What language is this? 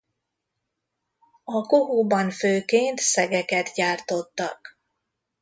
Hungarian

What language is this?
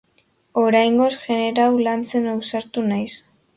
Basque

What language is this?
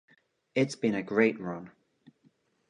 English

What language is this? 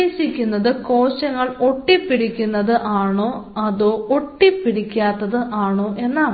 Malayalam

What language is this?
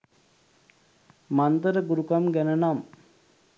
Sinhala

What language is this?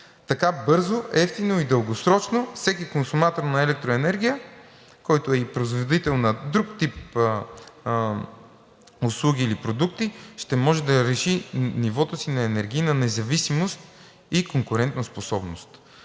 Bulgarian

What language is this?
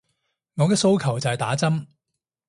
Cantonese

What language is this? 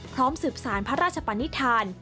Thai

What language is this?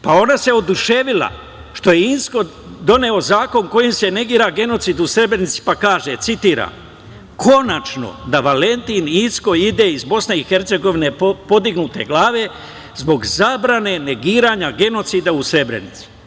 Serbian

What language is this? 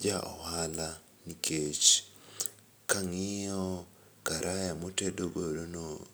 Luo (Kenya and Tanzania)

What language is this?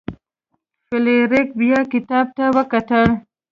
Pashto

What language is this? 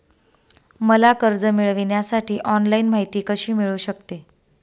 Marathi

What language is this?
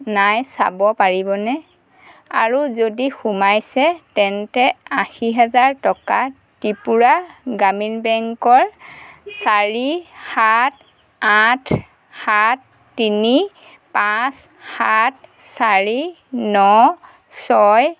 Assamese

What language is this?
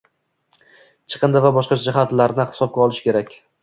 Uzbek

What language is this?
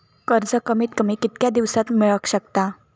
Marathi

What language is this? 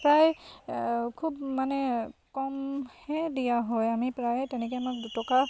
Assamese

